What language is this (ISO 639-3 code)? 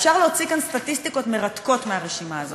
heb